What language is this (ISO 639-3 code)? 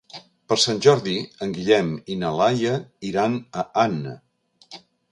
cat